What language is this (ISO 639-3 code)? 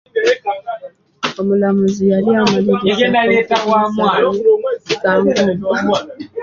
lug